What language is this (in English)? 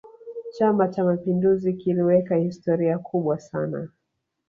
Swahili